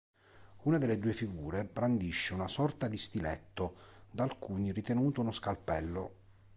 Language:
Italian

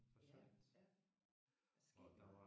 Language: Danish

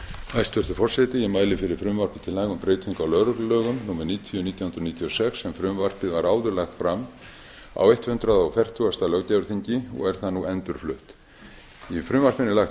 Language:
Icelandic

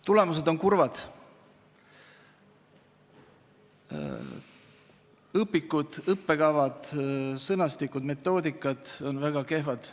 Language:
Estonian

